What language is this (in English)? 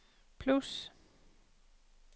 Danish